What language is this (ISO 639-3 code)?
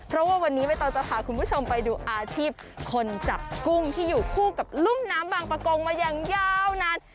tha